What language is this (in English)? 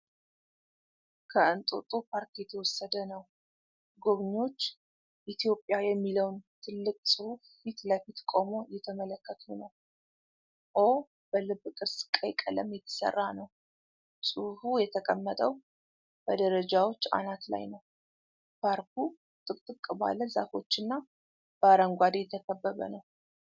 Amharic